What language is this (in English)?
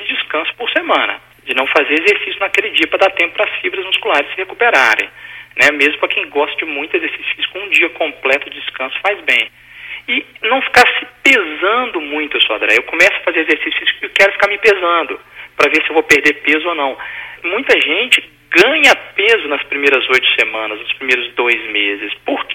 Portuguese